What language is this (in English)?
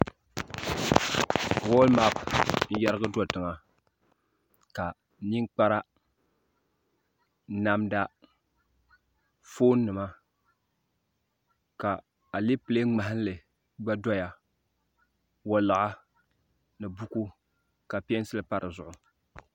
Dagbani